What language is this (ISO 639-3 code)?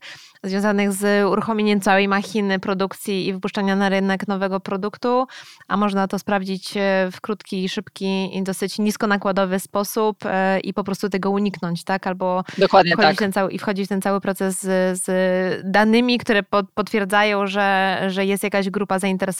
pol